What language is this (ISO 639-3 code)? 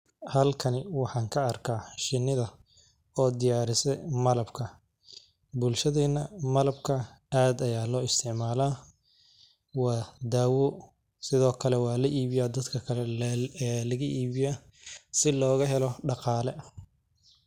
som